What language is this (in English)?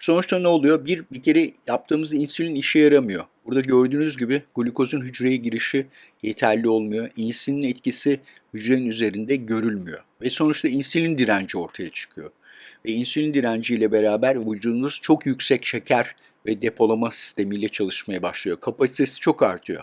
Turkish